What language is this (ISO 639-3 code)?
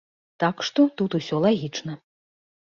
bel